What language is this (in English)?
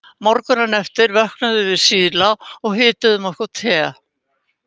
Icelandic